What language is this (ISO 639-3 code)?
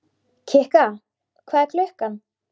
isl